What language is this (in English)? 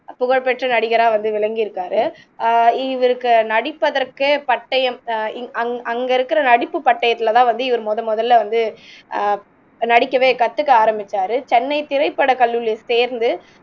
Tamil